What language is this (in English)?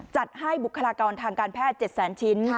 Thai